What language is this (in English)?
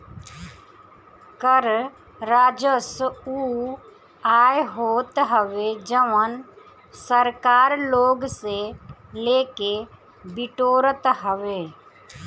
Bhojpuri